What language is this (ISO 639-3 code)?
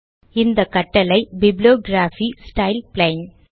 tam